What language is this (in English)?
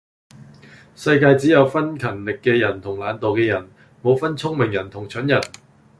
Cantonese